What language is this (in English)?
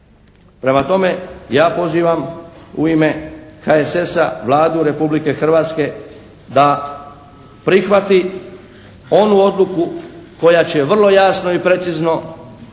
Croatian